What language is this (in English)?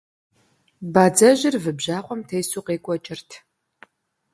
Kabardian